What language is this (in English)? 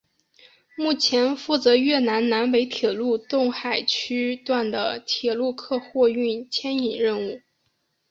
Chinese